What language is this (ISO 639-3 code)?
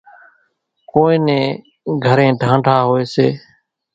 gjk